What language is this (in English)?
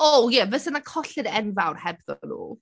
Welsh